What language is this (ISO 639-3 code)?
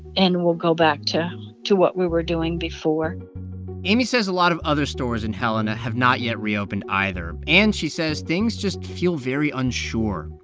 eng